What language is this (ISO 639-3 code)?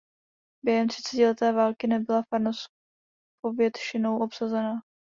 ces